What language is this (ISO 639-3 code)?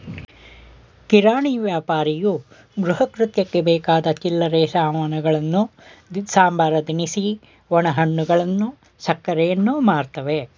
kan